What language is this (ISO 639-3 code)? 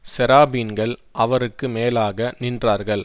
tam